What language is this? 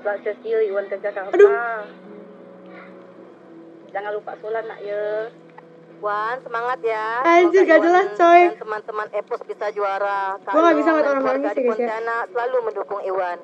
Indonesian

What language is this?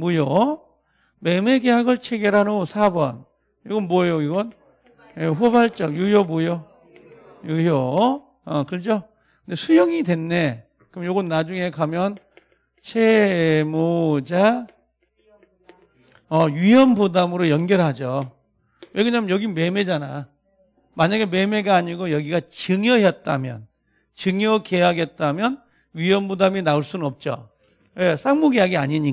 Korean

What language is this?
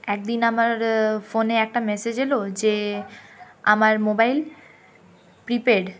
Bangla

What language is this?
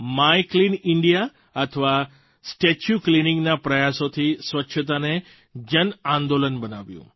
Gujarati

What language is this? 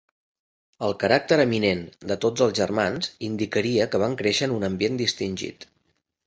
Catalan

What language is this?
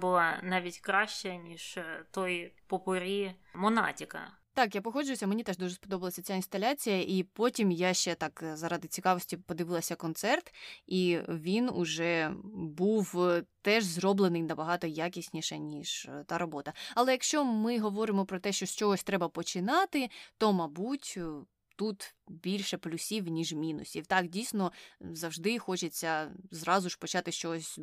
Ukrainian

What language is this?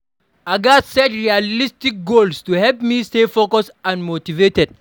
Nigerian Pidgin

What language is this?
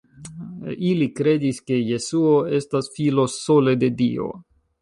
Esperanto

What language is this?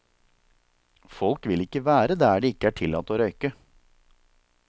Norwegian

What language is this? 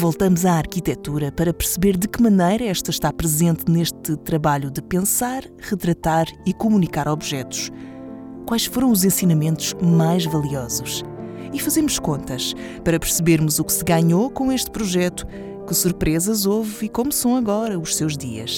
Portuguese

